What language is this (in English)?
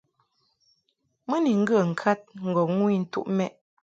Mungaka